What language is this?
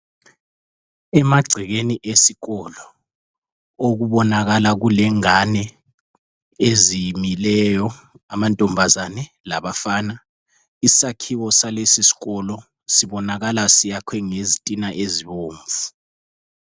North Ndebele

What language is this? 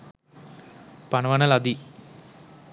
Sinhala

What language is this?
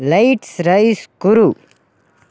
Sanskrit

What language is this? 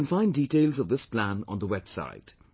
English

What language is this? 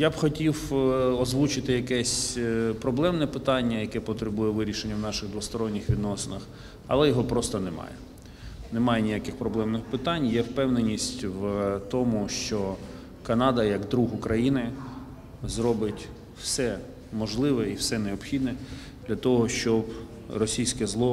Ukrainian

